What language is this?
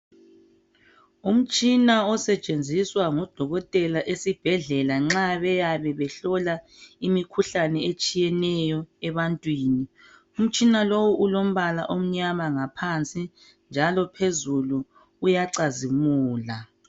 North Ndebele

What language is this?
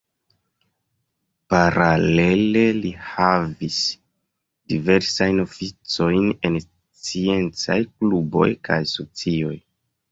Esperanto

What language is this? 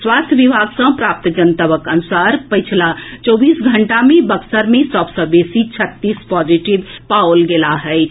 Maithili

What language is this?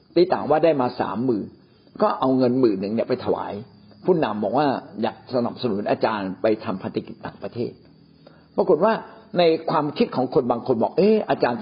Thai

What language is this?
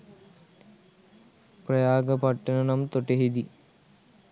Sinhala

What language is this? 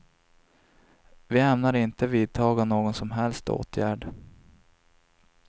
Swedish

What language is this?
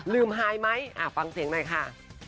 Thai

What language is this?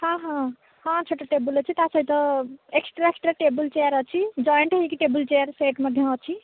Odia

